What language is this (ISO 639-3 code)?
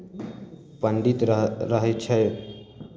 mai